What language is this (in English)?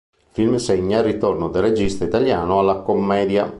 Italian